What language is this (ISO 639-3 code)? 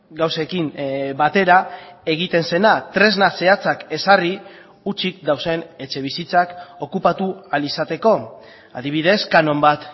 eus